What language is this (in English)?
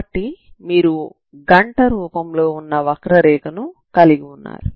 Telugu